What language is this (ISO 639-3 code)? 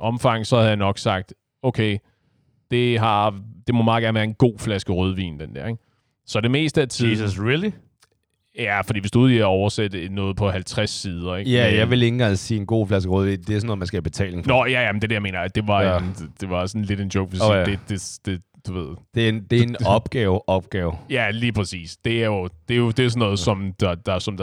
dan